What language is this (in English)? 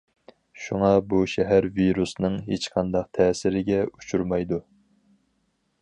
Uyghur